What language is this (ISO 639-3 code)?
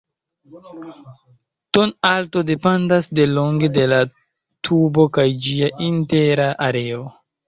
epo